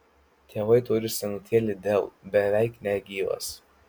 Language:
Lithuanian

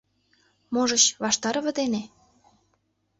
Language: Mari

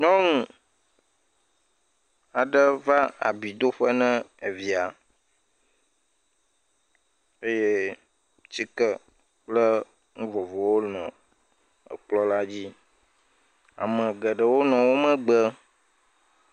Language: Ewe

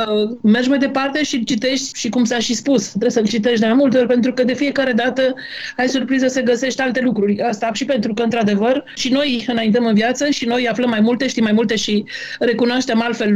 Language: Romanian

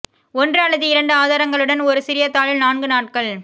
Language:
Tamil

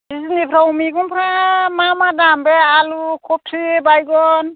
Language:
Bodo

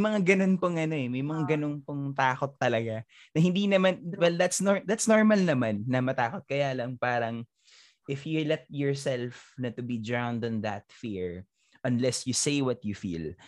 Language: Filipino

